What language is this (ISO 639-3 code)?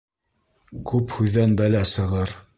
bak